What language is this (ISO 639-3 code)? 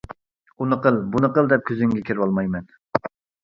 uig